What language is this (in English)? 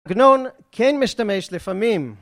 Hebrew